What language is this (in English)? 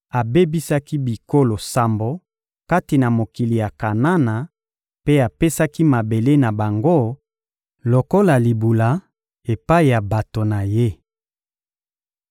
Lingala